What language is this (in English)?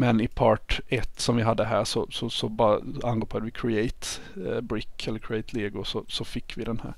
Swedish